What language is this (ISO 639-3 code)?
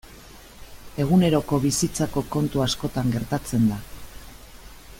eus